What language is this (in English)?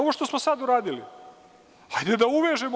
Serbian